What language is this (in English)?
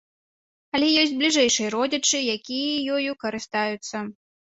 Belarusian